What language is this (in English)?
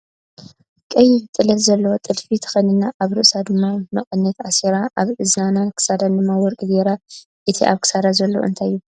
Tigrinya